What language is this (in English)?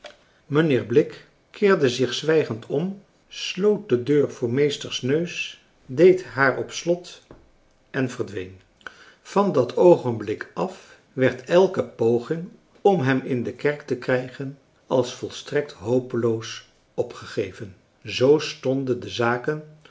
Dutch